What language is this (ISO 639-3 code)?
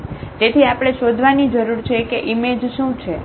guj